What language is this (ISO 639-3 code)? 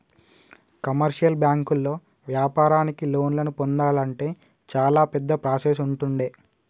tel